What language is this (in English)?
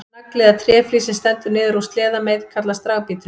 Icelandic